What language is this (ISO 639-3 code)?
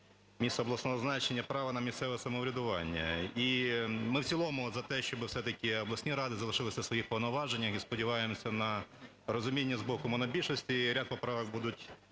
ukr